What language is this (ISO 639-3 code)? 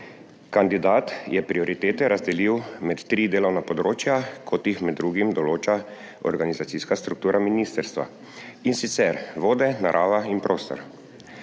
slv